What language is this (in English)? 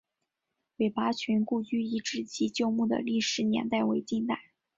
Chinese